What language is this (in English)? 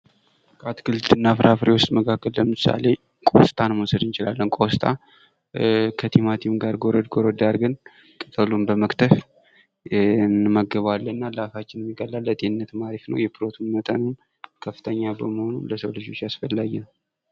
Amharic